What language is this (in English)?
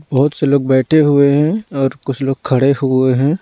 Hindi